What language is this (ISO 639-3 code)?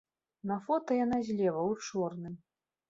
bel